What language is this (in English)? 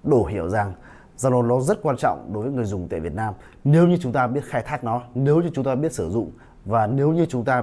Vietnamese